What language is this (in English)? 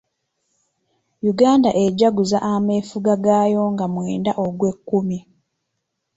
Ganda